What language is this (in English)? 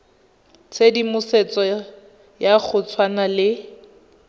Tswana